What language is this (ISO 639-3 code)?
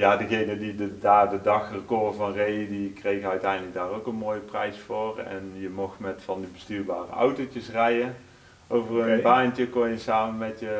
nld